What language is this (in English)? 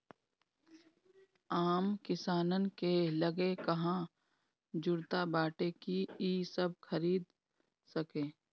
Bhojpuri